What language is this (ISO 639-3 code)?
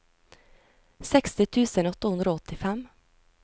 nor